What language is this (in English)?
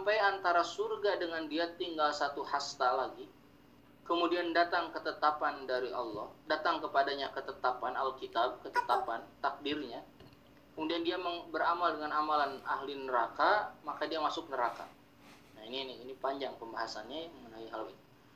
Indonesian